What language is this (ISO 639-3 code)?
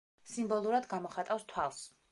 kat